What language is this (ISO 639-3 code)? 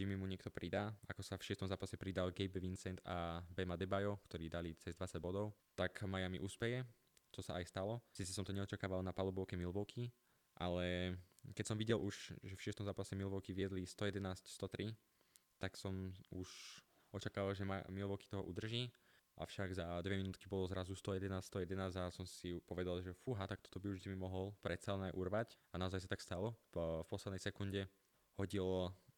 slk